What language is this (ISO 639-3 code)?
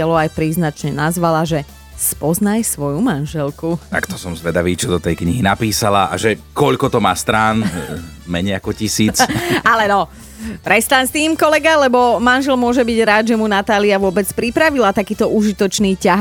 slk